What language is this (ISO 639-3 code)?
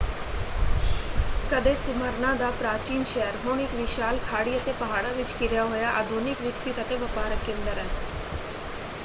pan